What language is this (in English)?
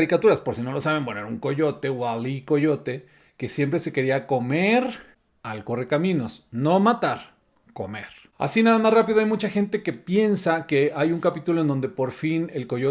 Spanish